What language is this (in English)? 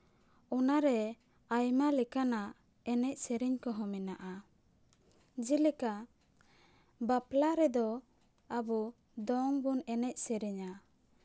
Santali